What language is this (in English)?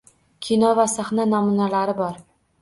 Uzbek